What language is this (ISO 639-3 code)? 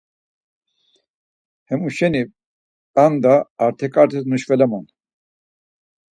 lzz